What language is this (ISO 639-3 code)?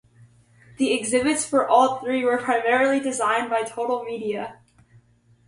eng